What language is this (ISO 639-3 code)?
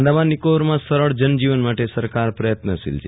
guj